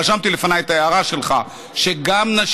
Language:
Hebrew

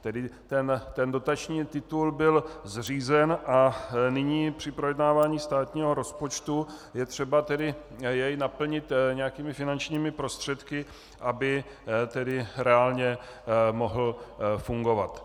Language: Czech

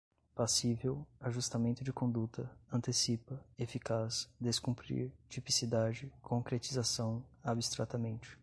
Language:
Portuguese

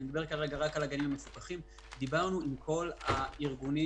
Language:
Hebrew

